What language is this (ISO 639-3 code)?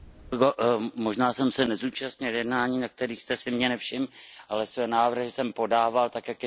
ces